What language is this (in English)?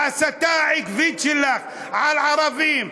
Hebrew